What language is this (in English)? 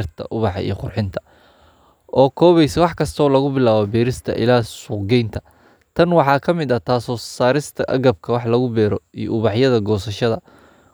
Somali